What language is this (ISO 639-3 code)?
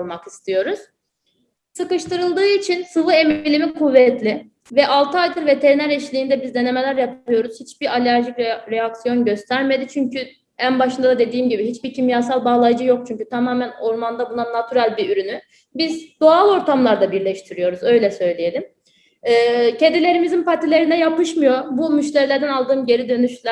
tur